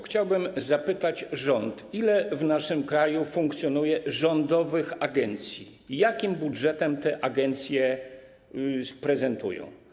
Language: Polish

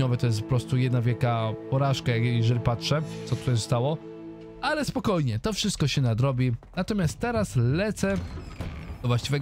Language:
Polish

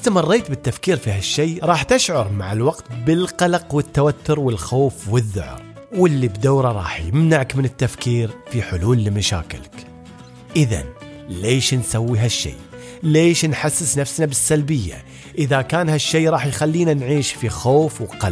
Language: Arabic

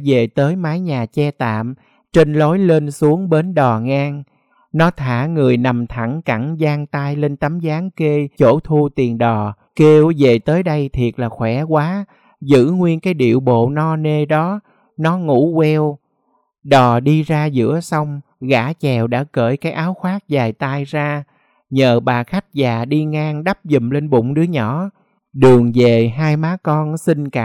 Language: Vietnamese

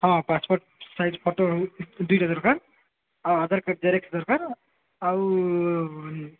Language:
Odia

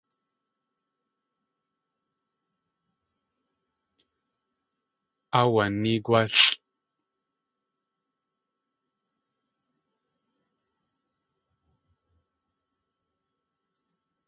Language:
Tlingit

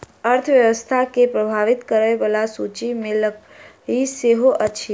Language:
Maithili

